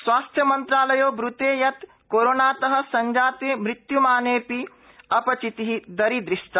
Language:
Sanskrit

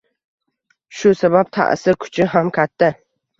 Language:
Uzbek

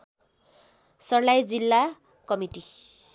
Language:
Nepali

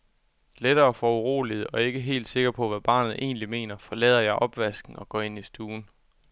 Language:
Danish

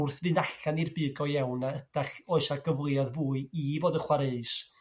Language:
Welsh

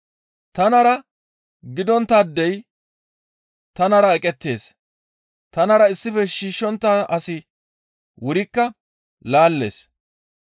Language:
Gamo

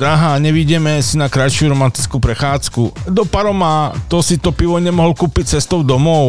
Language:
Slovak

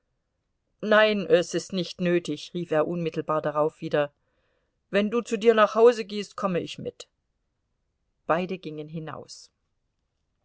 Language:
German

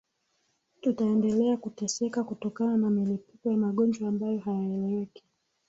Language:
Swahili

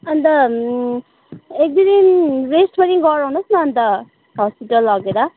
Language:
Nepali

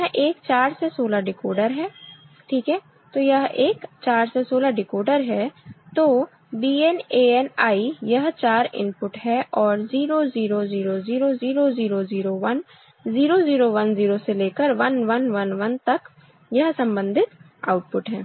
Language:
Hindi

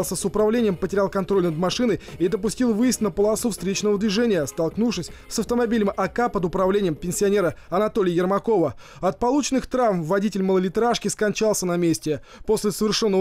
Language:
Russian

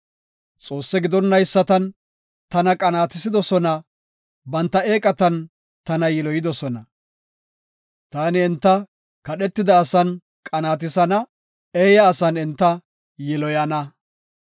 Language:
Gofa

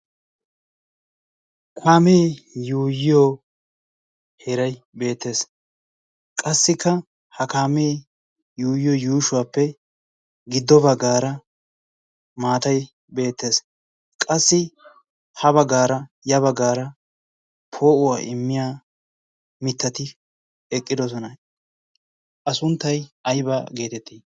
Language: Wolaytta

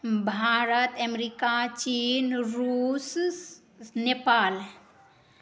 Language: Maithili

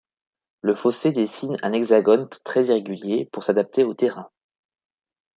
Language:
French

